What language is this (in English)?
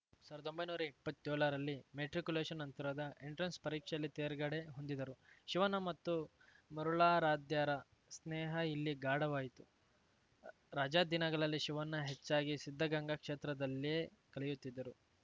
Kannada